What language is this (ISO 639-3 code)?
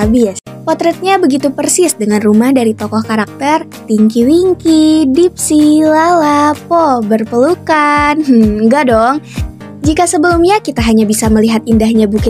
ind